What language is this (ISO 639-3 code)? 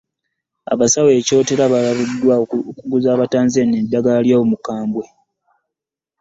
lug